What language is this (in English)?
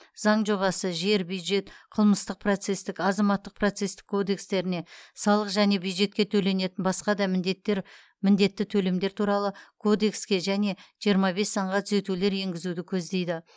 Kazakh